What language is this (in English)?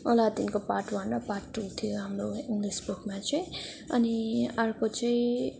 Nepali